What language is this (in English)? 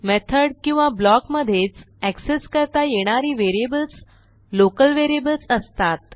Marathi